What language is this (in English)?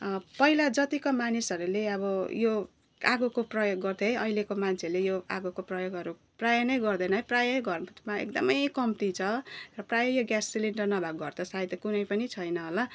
Nepali